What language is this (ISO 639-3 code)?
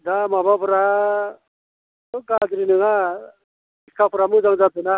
brx